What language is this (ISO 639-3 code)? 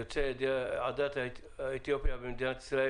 heb